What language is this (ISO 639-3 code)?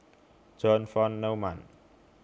jav